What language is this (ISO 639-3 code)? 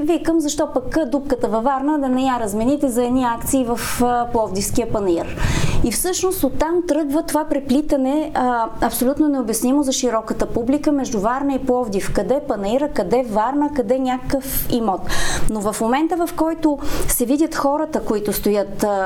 bul